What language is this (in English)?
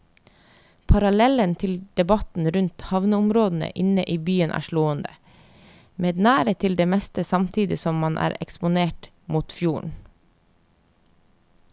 Norwegian